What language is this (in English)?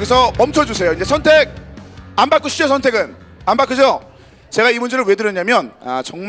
Korean